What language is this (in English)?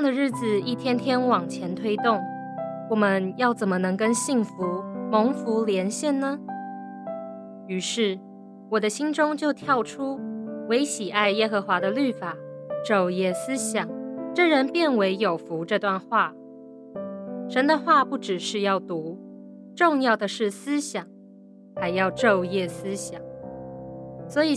Chinese